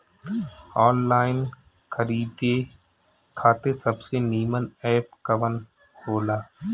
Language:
Bhojpuri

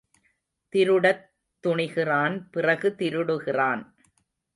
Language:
Tamil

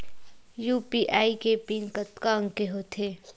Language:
Chhattisgarhi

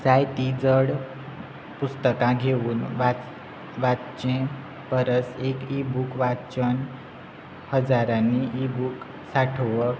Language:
Konkani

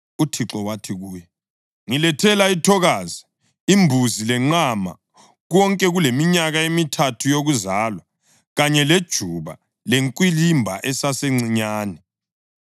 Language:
North Ndebele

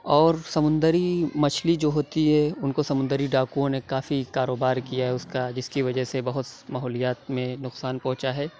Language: Urdu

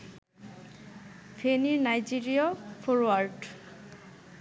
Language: Bangla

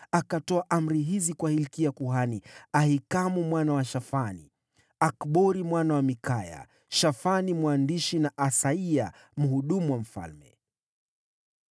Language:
Swahili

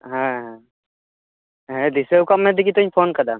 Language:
Santali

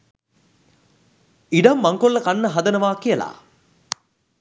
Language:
Sinhala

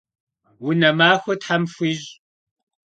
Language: Kabardian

